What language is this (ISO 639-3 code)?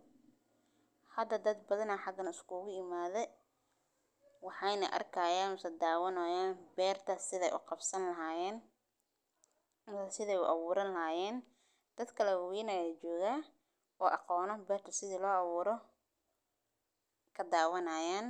som